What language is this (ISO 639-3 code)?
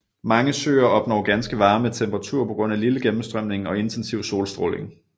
dan